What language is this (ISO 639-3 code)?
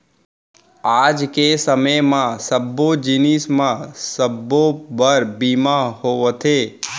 hne